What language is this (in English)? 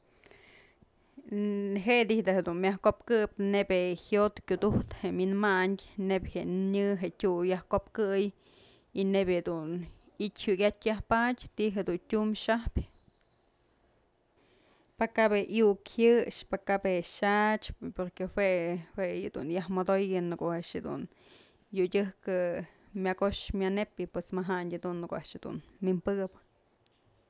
Mazatlán Mixe